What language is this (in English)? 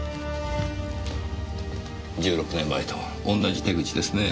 Japanese